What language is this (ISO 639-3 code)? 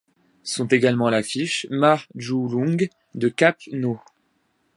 fra